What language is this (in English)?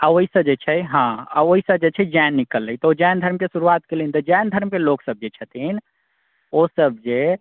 Maithili